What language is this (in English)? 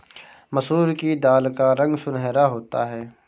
Hindi